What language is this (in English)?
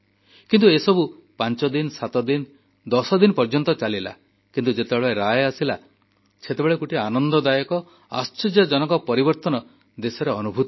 Odia